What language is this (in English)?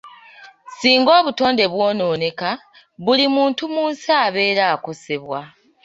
Ganda